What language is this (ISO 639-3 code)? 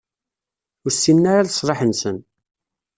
kab